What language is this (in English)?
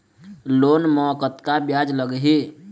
Chhattisgarhi